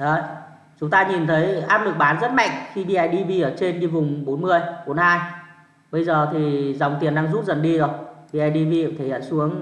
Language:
Vietnamese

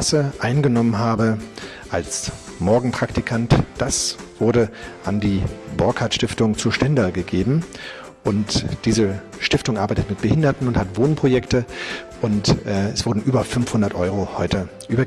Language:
German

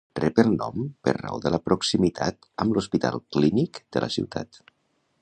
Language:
Catalan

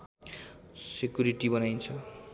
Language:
Nepali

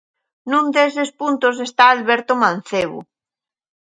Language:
Galician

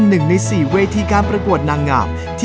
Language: Thai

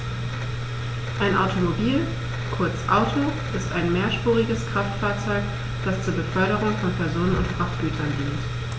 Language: German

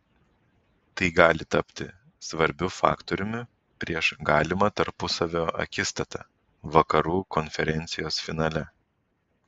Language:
Lithuanian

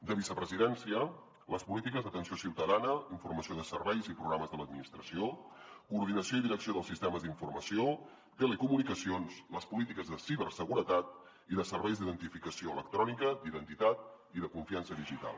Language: Catalan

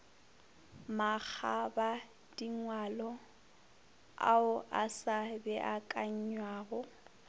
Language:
Northern Sotho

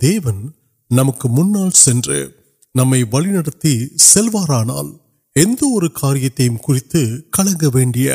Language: Urdu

